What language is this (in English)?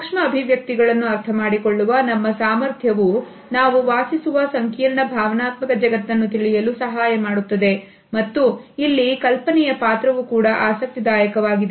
Kannada